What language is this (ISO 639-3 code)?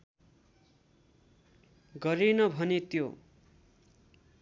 nep